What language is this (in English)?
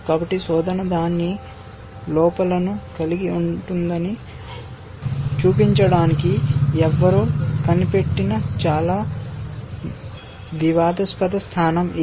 Telugu